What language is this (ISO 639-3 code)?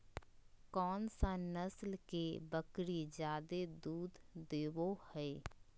mag